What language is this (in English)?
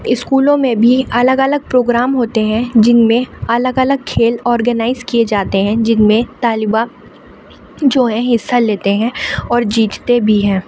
Urdu